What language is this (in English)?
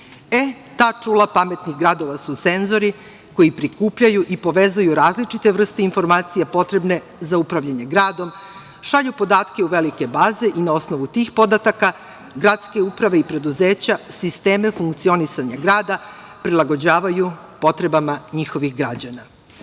Serbian